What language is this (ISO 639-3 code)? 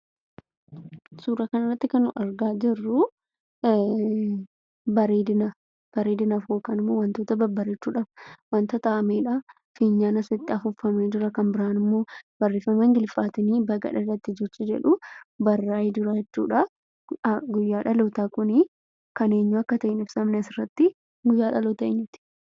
orm